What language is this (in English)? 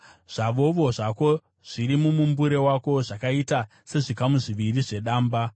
Shona